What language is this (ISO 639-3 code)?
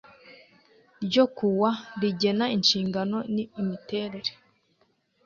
kin